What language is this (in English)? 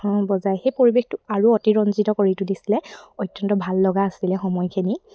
Assamese